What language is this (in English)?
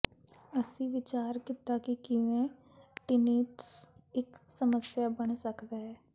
Punjabi